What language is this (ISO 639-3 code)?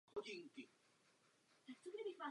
ces